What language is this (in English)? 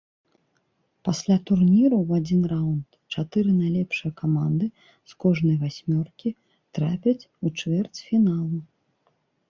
Belarusian